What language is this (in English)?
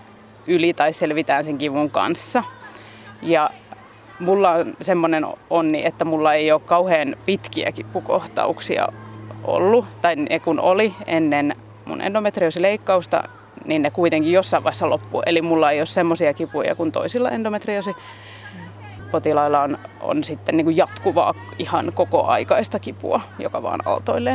Finnish